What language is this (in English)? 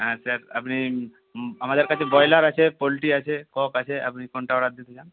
Bangla